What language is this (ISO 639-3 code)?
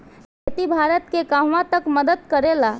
bho